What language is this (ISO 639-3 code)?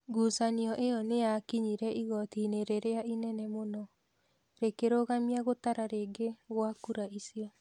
kik